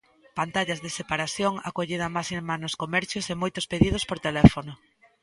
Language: Galician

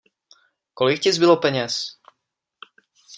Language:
Czech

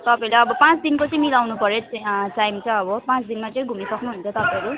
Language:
Nepali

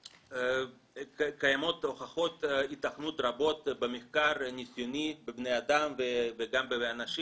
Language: Hebrew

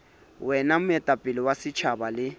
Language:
Southern Sotho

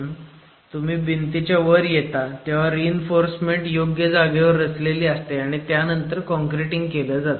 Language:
Marathi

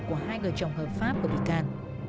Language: Vietnamese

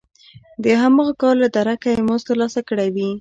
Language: Pashto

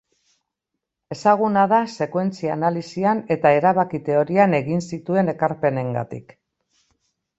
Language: Basque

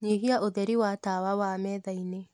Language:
Kikuyu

